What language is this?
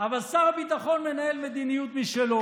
Hebrew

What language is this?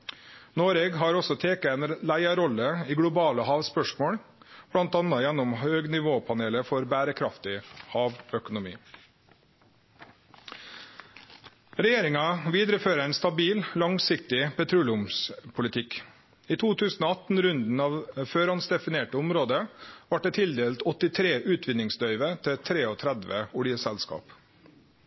Norwegian Nynorsk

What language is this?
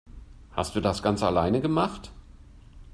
German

